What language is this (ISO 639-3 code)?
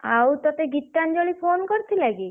ori